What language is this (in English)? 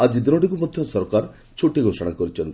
Odia